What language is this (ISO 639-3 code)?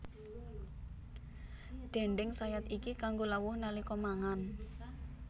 jav